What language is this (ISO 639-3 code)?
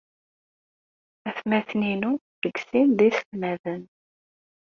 kab